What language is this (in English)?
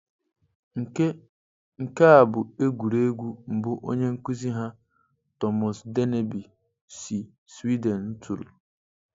Igbo